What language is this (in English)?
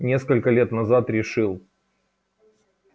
Russian